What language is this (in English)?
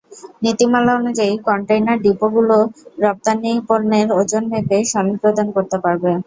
Bangla